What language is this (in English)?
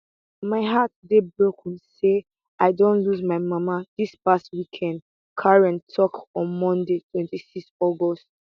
Nigerian Pidgin